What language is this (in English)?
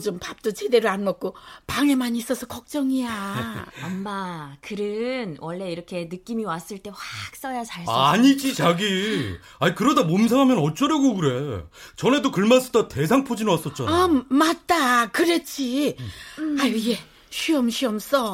Korean